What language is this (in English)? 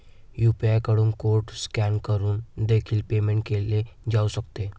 Marathi